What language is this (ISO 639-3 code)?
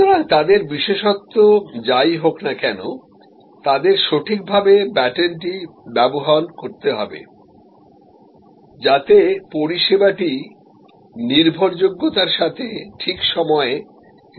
ben